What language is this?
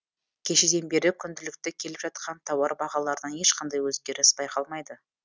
Kazakh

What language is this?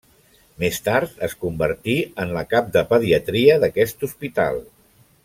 Catalan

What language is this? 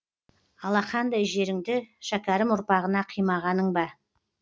Kazakh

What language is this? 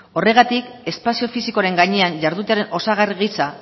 Basque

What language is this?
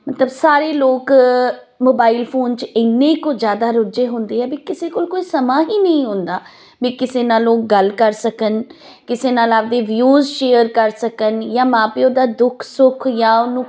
Punjabi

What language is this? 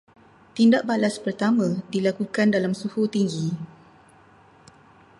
Malay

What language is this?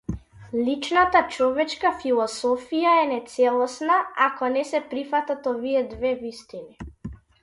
Macedonian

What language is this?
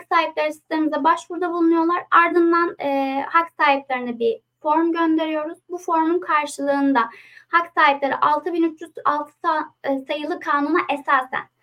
Turkish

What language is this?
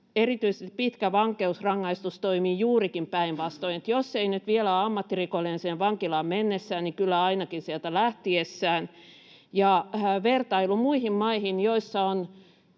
Finnish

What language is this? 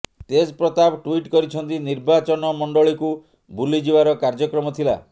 Odia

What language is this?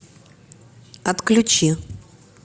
Russian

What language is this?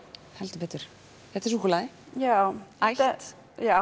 Icelandic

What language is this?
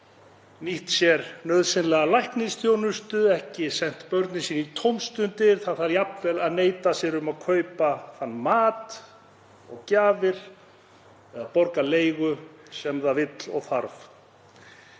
Icelandic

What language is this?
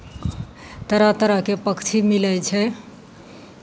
Maithili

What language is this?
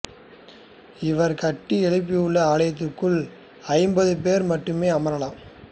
Tamil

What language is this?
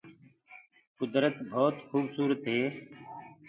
Gurgula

